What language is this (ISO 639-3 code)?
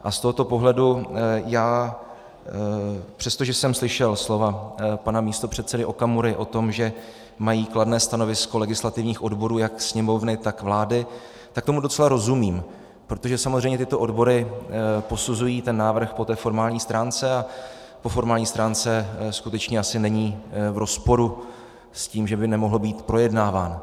ces